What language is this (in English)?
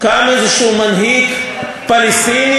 Hebrew